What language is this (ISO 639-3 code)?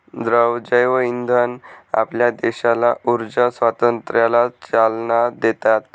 mar